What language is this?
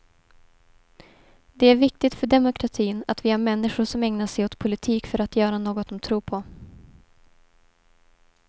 Swedish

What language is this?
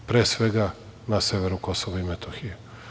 Serbian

